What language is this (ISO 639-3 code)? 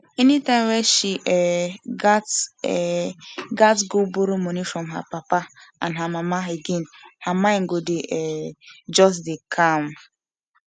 pcm